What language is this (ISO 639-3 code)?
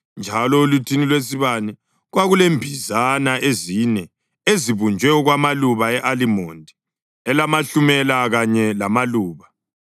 nde